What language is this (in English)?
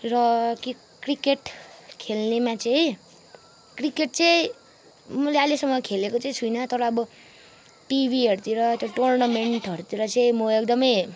Nepali